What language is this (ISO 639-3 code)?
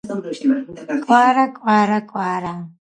kat